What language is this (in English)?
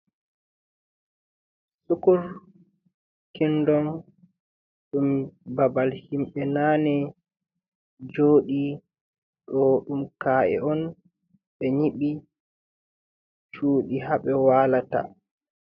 Fula